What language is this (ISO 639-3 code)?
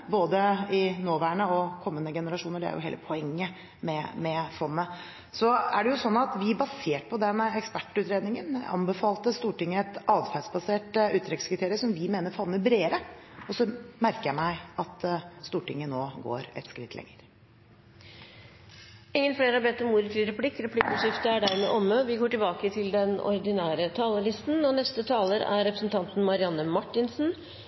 nor